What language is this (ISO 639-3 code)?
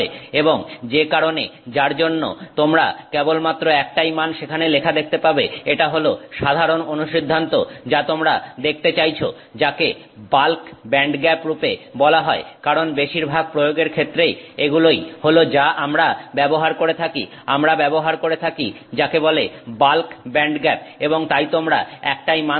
ben